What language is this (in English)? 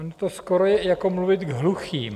Czech